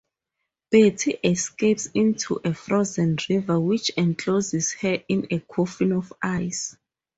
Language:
English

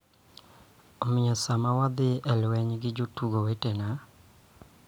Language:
Luo (Kenya and Tanzania)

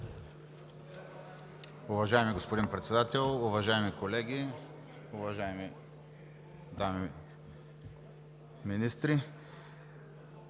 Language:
Bulgarian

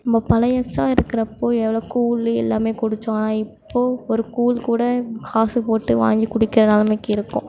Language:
Tamil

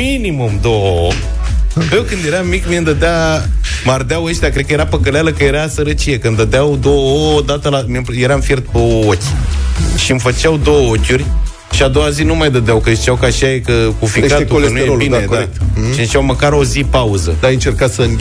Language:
Romanian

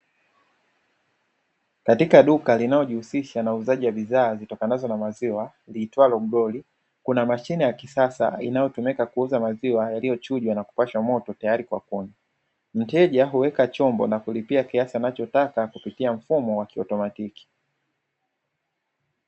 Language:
Swahili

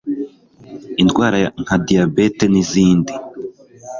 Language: Kinyarwanda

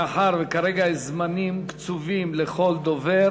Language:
Hebrew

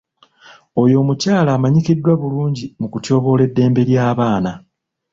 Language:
Ganda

